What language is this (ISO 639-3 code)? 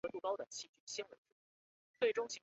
zho